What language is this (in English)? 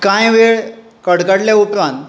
Konkani